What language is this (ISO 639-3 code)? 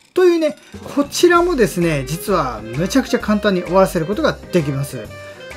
jpn